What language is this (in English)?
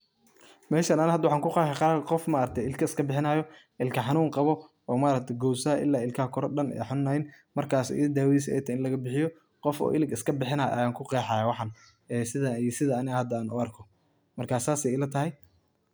Somali